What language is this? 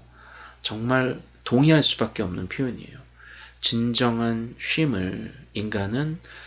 Korean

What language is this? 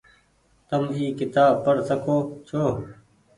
Goaria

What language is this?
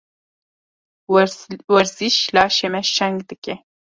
Kurdish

